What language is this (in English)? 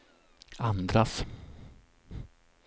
Swedish